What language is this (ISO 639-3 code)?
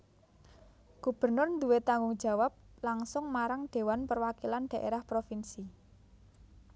jav